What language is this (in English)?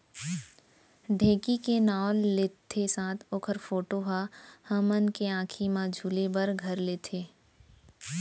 Chhattisgarhi